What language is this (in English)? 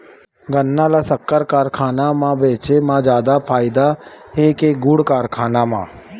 Chhattisgarhi